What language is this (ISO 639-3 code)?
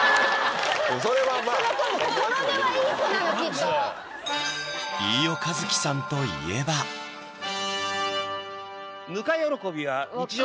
jpn